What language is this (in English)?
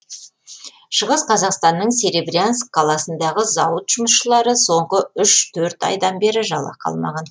Kazakh